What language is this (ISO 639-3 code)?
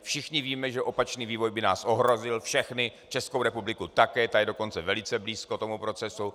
ces